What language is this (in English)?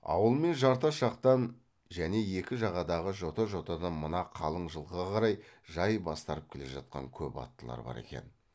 Kazakh